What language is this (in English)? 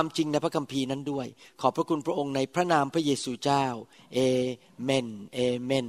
Thai